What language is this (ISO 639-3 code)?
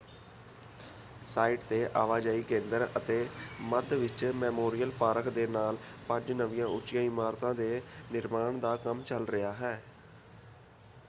pan